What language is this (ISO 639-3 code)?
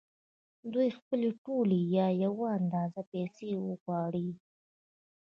pus